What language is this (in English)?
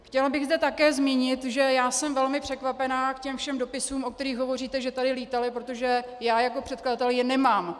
Czech